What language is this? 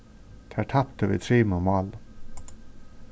Faroese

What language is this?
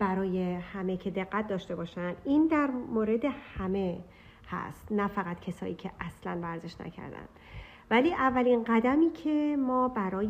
Persian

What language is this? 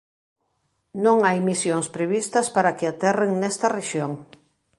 Galician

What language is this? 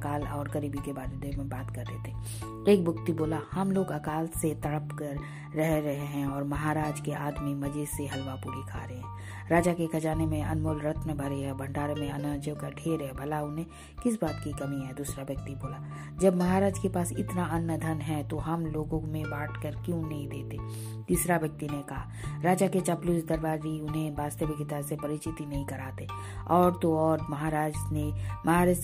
Hindi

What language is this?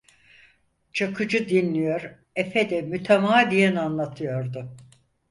Turkish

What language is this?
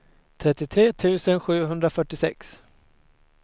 Swedish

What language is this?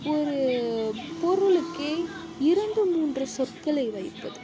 Tamil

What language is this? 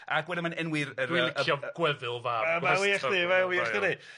Welsh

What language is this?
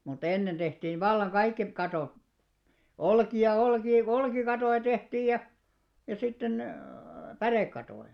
Finnish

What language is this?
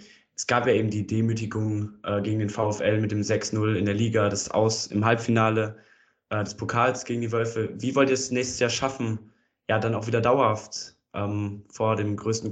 German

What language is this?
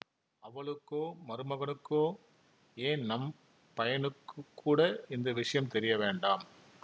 Tamil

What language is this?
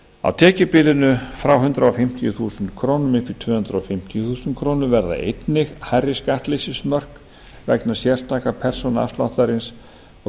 Icelandic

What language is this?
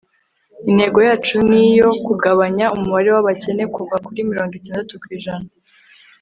Kinyarwanda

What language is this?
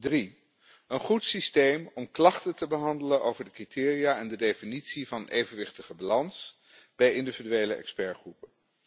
Dutch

